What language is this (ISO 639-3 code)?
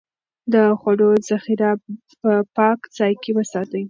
pus